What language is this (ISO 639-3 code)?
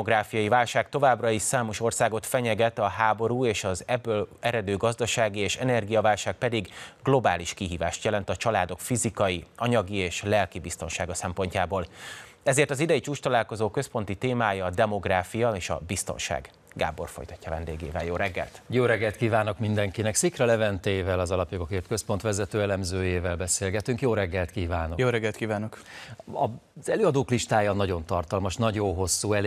hun